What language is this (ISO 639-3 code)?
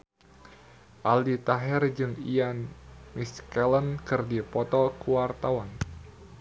sun